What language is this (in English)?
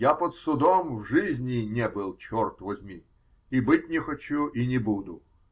Russian